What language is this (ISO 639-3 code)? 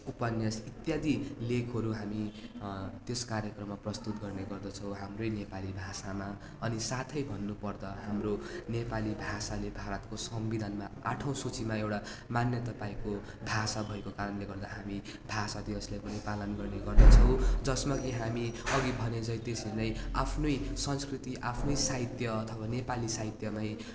nep